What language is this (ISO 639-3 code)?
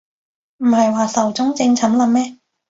yue